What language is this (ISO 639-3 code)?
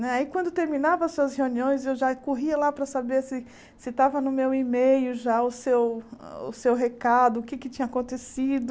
por